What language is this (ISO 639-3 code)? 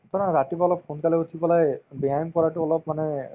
asm